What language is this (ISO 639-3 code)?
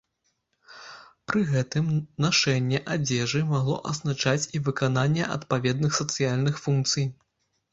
bel